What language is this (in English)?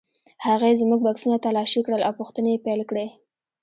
Pashto